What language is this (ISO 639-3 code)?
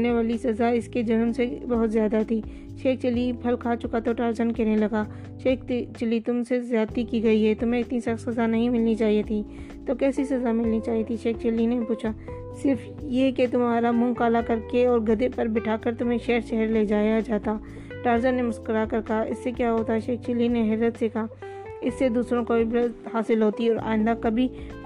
urd